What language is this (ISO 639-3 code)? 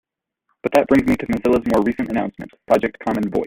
eng